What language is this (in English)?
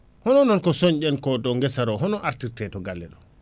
Fula